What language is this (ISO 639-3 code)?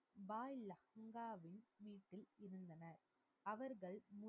tam